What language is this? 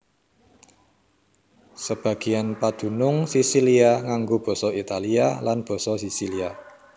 Javanese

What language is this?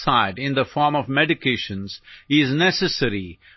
Malayalam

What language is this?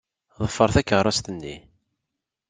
Kabyle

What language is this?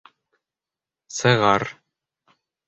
Bashkir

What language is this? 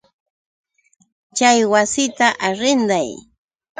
Yauyos Quechua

